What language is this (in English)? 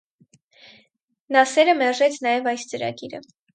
Armenian